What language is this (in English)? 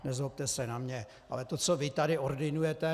Czech